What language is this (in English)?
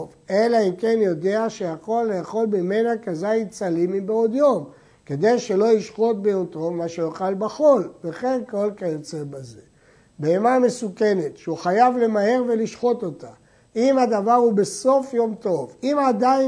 Hebrew